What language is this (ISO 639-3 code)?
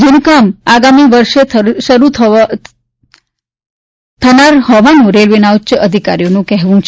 guj